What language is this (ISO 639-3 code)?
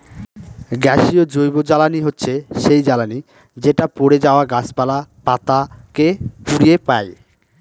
ben